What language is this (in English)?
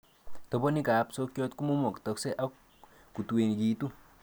Kalenjin